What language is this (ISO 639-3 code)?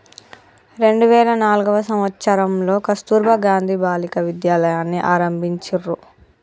tel